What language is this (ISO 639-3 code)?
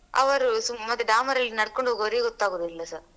kan